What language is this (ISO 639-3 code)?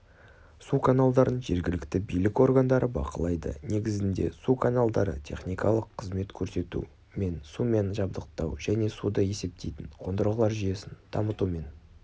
kaz